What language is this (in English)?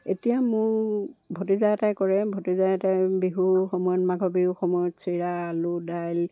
Assamese